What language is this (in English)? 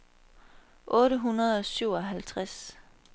Danish